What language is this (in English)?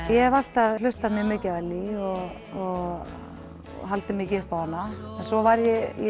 Icelandic